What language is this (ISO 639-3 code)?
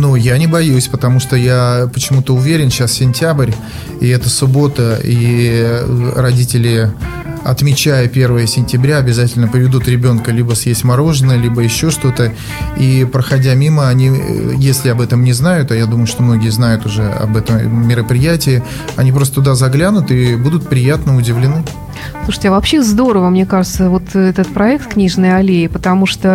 rus